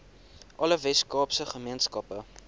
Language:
Afrikaans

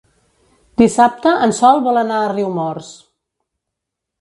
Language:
Catalan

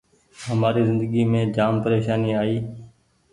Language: Goaria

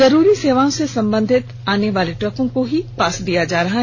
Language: Hindi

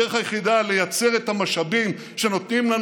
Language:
Hebrew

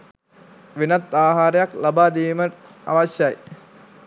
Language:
Sinhala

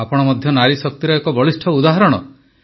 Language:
Odia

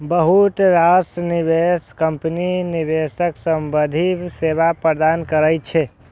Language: Maithili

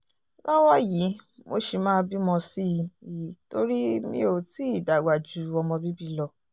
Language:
Yoruba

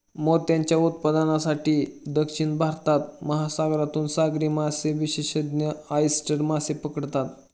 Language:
Marathi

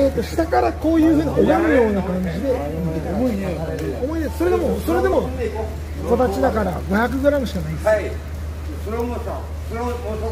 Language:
Japanese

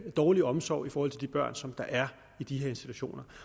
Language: Danish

